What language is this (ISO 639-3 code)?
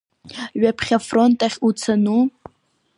abk